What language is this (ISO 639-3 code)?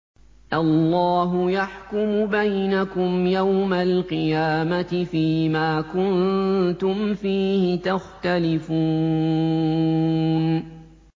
ara